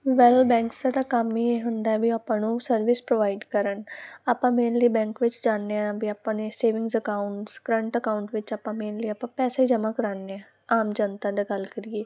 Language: Punjabi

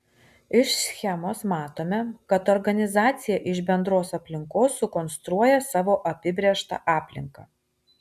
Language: Lithuanian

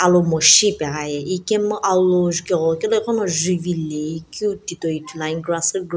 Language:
Sumi Naga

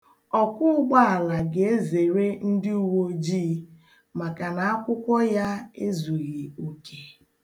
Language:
Igbo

